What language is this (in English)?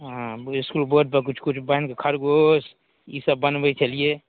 Maithili